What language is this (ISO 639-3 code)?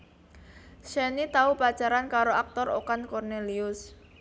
jav